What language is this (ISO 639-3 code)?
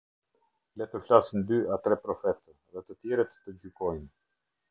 sqi